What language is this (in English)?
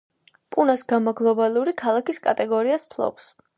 Georgian